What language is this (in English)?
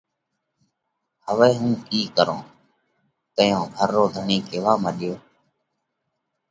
Parkari Koli